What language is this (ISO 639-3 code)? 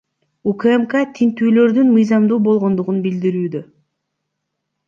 kir